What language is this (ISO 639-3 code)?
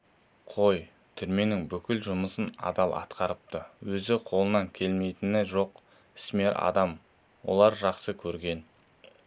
kaz